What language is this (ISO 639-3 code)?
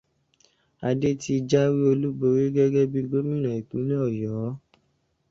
yor